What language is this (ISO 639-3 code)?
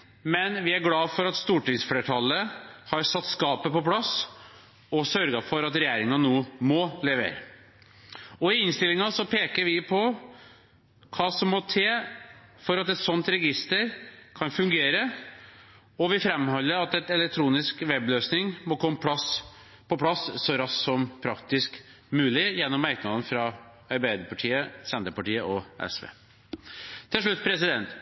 nob